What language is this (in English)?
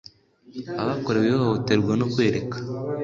Kinyarwanda